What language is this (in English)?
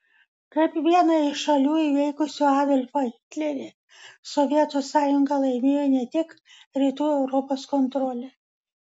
Lithuanian